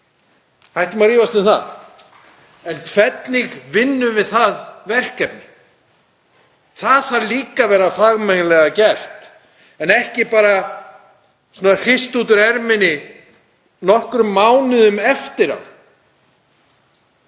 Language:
Icelandic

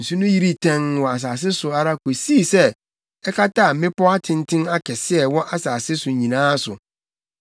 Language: Akan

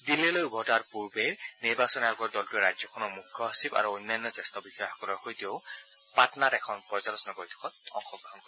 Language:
Assamese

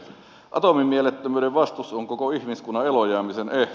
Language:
Finnish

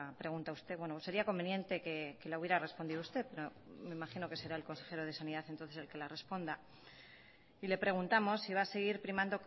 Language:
Spanish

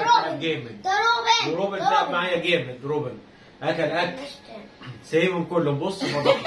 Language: Arabic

